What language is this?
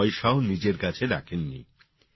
Bangla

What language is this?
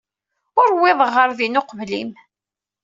Kabyle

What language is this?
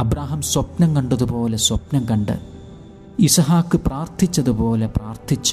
Malayalam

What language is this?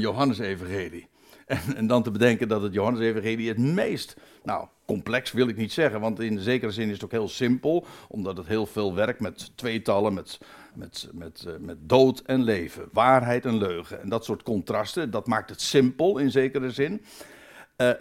Dutch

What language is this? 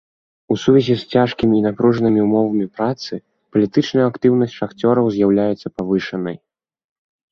Belarusian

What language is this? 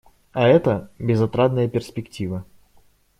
Russian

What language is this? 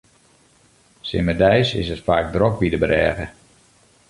Western Frisian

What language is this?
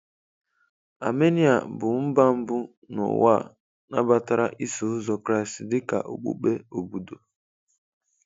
Igbo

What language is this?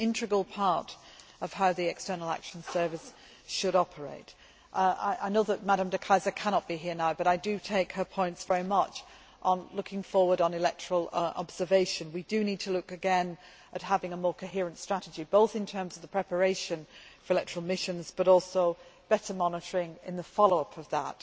English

